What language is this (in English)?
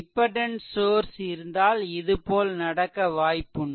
Tamil